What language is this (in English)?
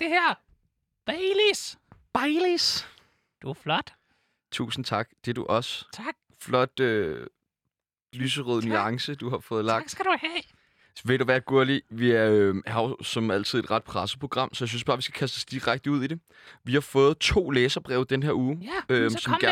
Danish